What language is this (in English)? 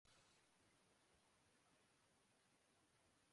Urdu